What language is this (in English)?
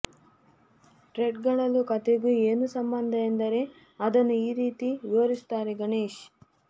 Kannada